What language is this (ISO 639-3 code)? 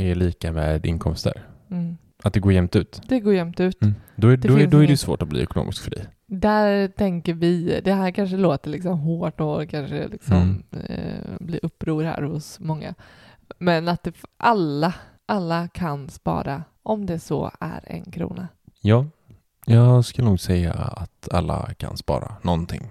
swe